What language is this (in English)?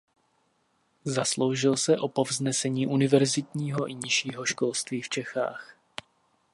Czech